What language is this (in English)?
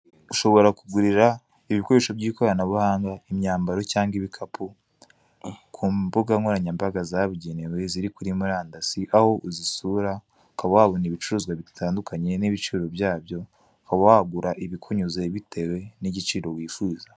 Kinyarwanda